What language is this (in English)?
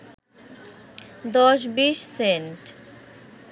Bangla